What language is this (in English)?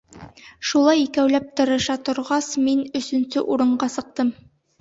Bashkir